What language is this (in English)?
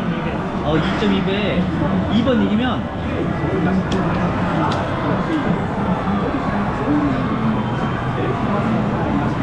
Korean